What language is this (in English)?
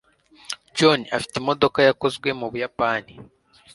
Kinyarwanda